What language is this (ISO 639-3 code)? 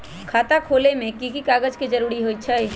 mag